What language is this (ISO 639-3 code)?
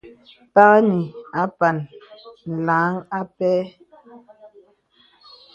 beb